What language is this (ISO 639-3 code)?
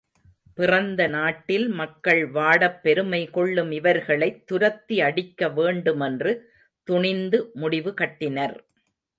tam